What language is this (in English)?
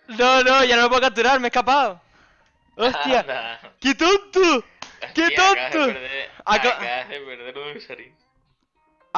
Spanish